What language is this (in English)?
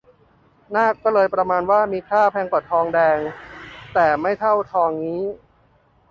Thai